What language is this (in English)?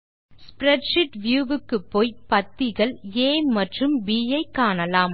Tamil